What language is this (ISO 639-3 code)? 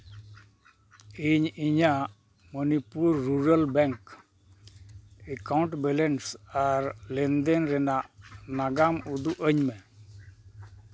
sat